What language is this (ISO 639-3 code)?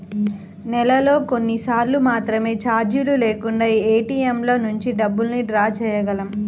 tel